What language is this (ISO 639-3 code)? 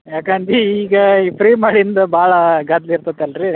kan